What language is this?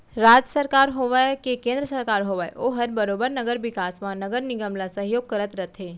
Chhattisgarhi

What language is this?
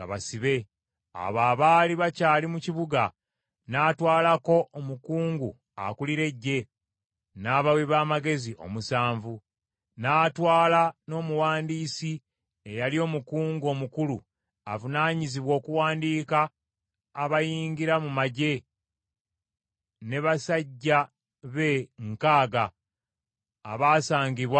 Ganda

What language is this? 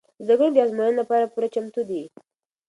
Pashto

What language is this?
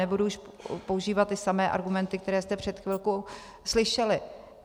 Czech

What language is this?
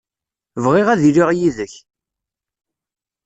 Kabyle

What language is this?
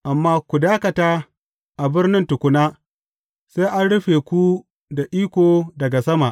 Hausa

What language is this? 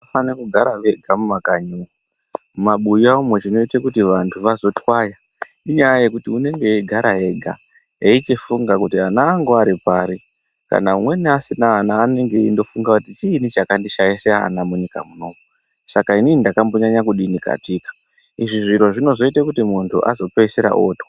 Ndau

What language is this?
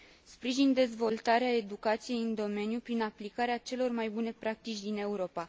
Romanian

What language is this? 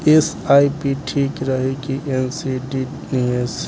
Bhojpuri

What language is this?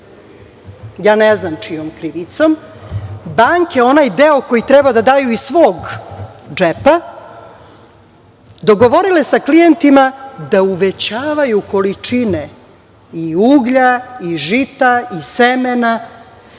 Serbian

